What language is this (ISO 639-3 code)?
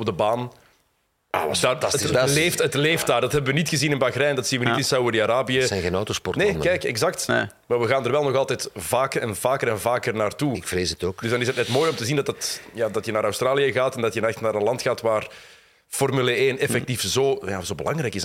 nld